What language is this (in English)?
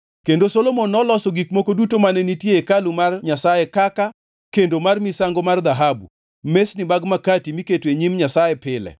Luo (Kenya and Tanzania)